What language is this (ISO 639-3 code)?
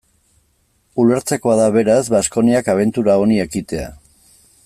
eus